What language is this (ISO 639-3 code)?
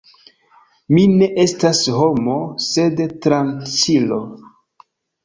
epo